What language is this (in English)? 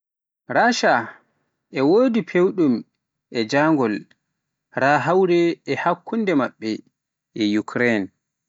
Pular